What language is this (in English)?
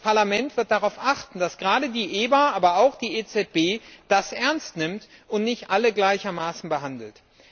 German